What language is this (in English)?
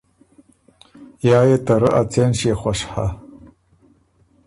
Ormuri